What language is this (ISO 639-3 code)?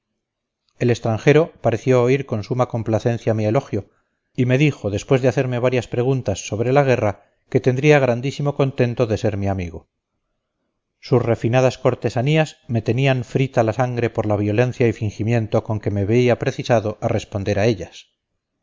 spa